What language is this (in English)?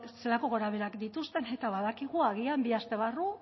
Basque